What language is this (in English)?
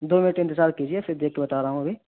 Urdu